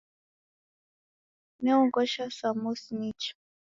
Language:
Taita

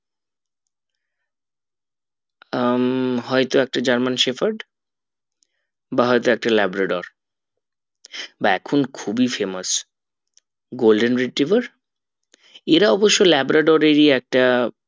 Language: Bangla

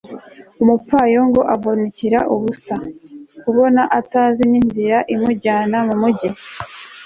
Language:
Kinyarwanda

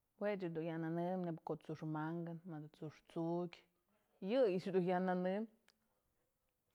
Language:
Mazatlán Mixe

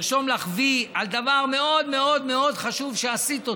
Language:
Hebrew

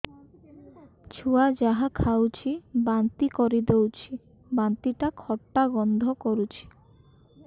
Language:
Odia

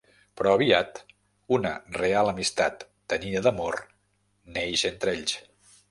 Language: Catalan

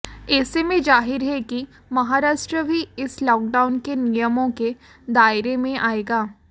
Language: Hindi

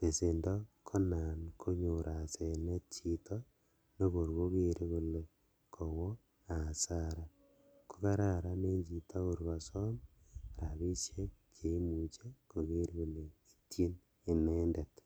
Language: Kalenjin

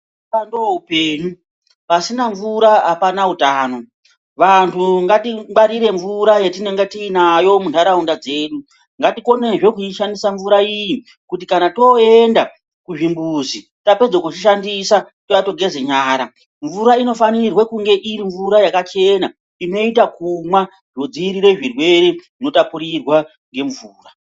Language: Ndau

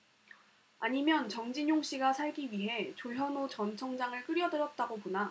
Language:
Korean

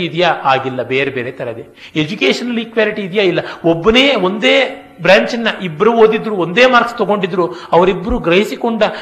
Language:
Kannada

